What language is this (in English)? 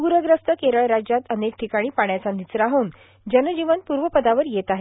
Marathi